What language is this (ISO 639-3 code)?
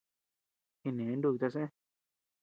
cux